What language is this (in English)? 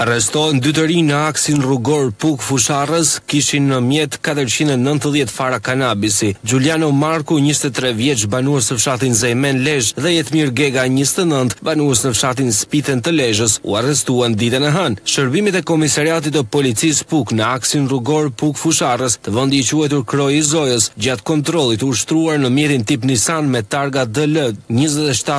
Romanian